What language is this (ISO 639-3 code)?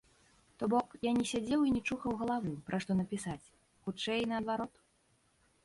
bel